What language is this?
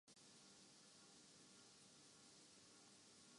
Urdu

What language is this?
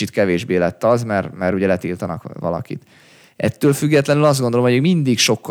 Hungarian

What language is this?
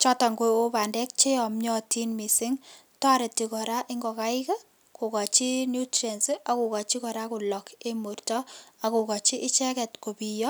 Kalenjin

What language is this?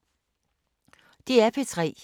Danish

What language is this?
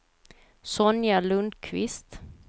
Swedish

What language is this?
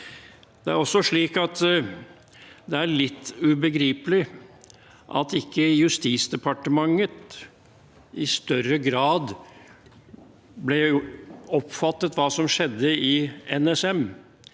Norwegian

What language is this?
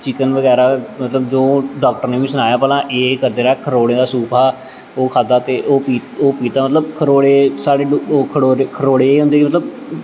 Dogri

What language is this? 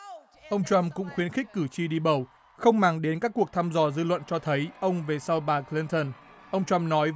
Vietnamese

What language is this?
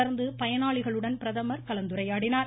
Tamil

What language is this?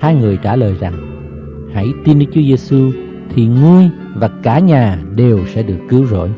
Vietnamese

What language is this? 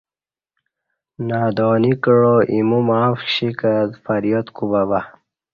Kati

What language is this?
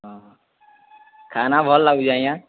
Odia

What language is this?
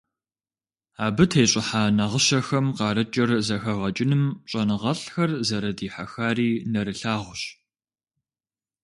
Kabardian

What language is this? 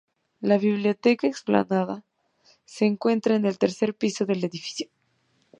Spanish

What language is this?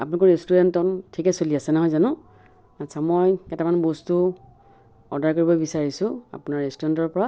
Assamese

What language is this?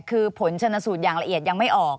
Thai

